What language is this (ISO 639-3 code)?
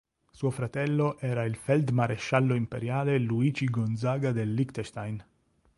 ita